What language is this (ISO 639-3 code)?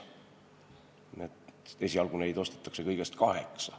est